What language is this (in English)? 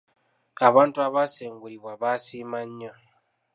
Ganda